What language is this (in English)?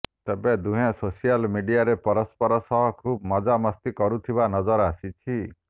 Odia